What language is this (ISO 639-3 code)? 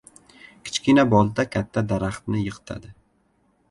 uzb